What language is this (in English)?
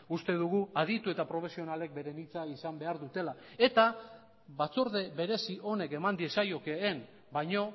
Basque